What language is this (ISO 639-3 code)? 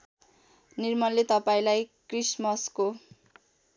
nep